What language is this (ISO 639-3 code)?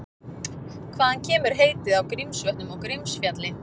isl